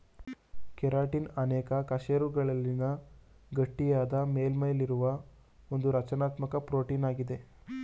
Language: Kannada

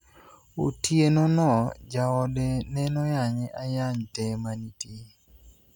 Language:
Luo (Kenya and Tanzania)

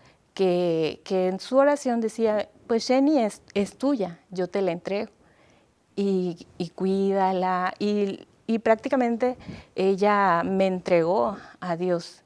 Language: Spanish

